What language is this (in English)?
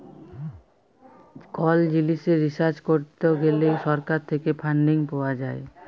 Bangla